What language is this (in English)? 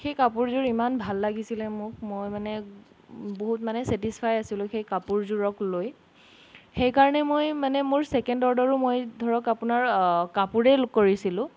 Assamese